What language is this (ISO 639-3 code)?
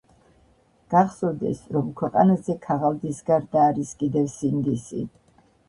kat